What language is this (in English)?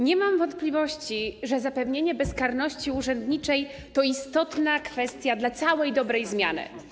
Polish